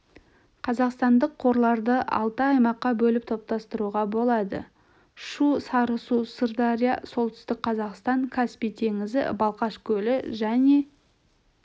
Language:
Kazakh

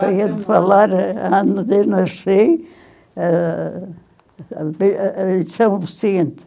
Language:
Portuguese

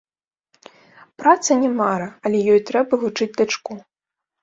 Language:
Belarusian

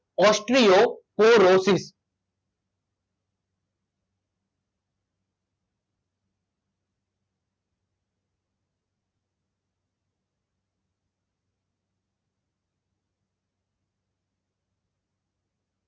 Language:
Gujarati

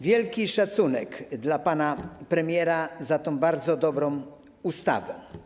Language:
Polish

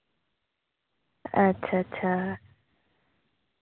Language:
Dogri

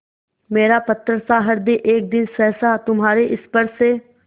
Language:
Hindi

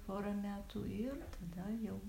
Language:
Lithuanian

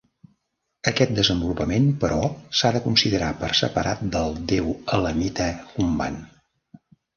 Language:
Catalan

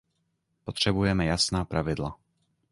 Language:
Czech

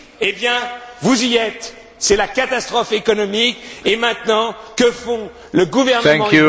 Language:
French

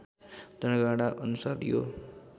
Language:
Nepali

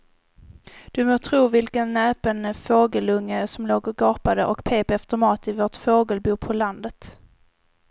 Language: Swedish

